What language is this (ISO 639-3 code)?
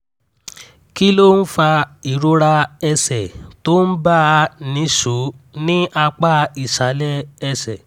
yor